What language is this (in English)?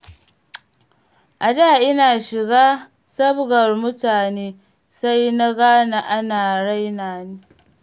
Hausa